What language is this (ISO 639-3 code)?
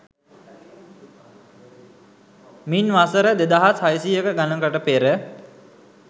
sin